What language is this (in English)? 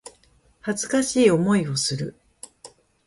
Japanese